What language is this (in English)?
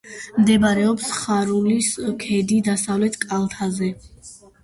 Georgian